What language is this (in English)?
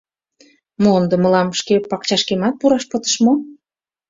Mari